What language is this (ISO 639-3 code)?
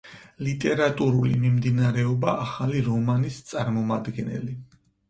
kat